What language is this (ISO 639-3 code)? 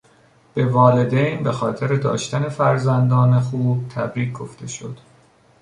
fas